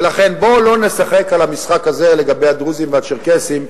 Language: Hebrew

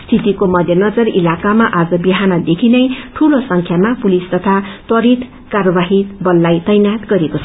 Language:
Nepali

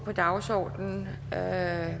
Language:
Danish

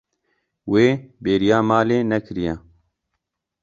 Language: Kurdish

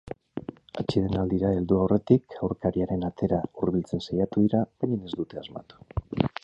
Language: Basque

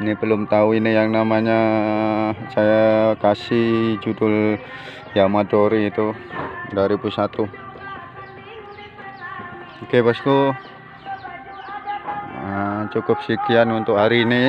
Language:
Indonesian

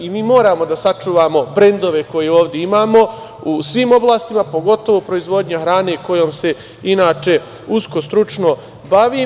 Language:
Serbian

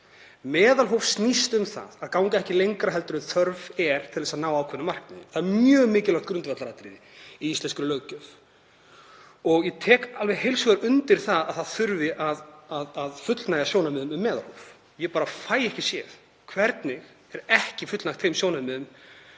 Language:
Icelandic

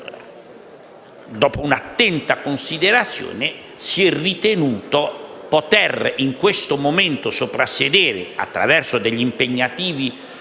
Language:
Italian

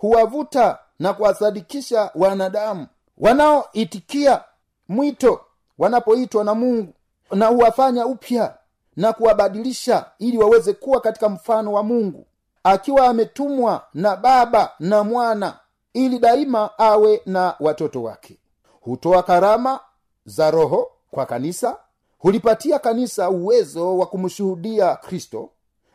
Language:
Swahili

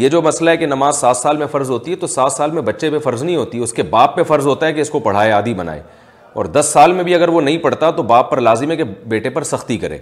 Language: Urdu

